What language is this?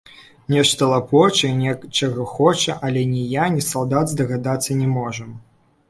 Belarusian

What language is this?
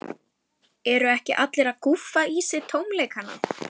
Icelandic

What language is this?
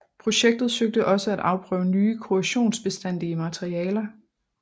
Danish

